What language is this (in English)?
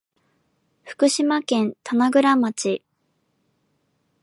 Japanese